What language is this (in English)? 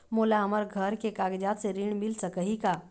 Chhattisgarhi